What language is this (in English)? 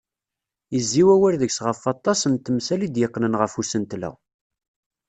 Kabyle